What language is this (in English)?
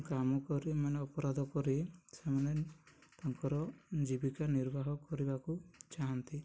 Odia